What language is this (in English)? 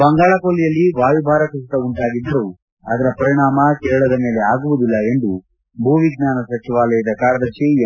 Kannada